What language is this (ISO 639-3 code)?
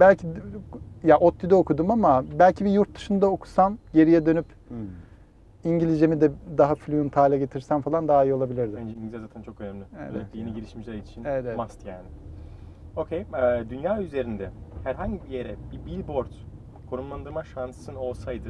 tur